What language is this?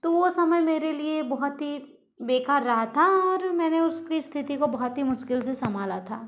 Hindi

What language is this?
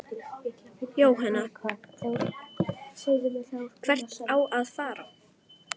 Icelandic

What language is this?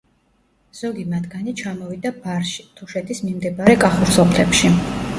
Georgian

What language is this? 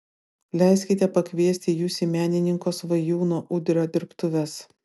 Lithuanian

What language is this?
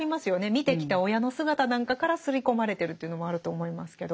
Japanese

